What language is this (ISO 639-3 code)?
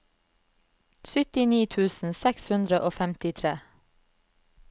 nor